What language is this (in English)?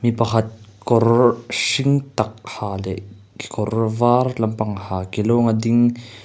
Mizo